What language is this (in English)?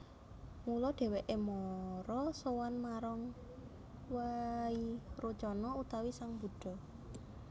Javanese